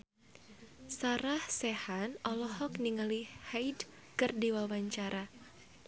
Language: Sundanese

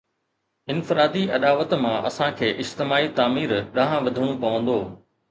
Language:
Sindhi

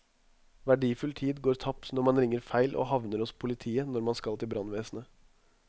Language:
Norwegian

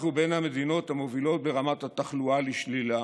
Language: Hebrew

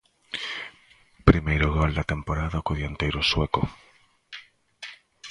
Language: Galician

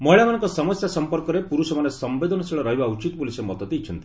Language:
Odia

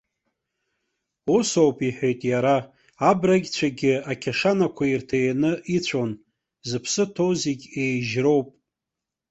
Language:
Abkhazian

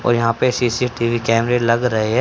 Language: Hindi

